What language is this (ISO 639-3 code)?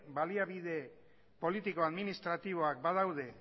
eus